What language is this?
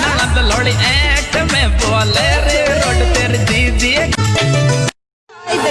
Hindi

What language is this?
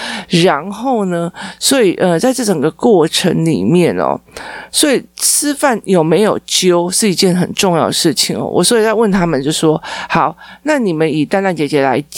Chinese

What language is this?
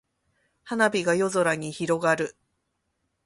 Japanese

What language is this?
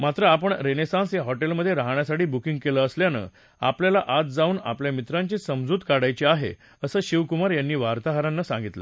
Marathi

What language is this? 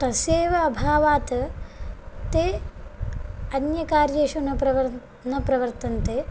Sanskrit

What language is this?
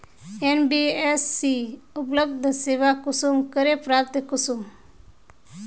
Magahi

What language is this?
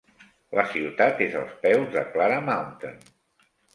Catalan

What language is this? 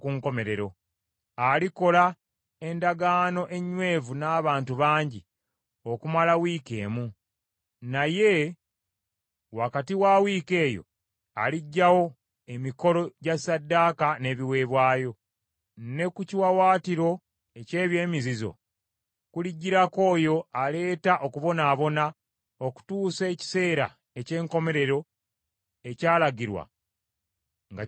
Ganda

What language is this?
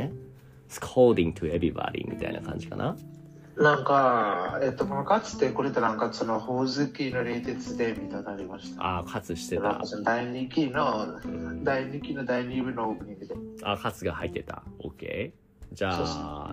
Japanese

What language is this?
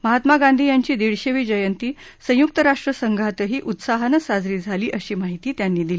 Marathi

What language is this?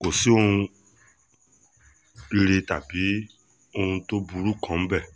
Yoruba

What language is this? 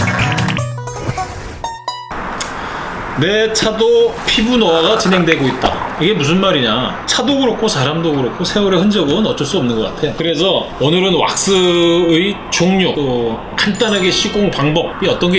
Korean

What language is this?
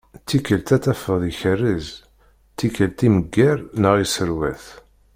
Kabyle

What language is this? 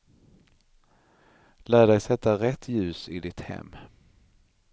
Swedish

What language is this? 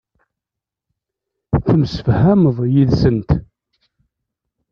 Kabyle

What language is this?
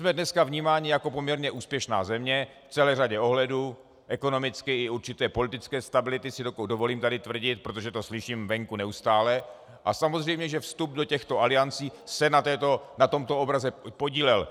Czech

